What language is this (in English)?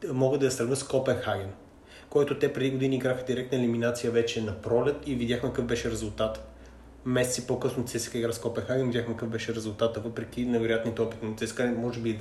Bulgarian